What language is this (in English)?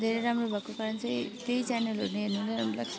Nepali